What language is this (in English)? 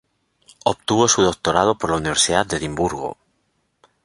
Spanish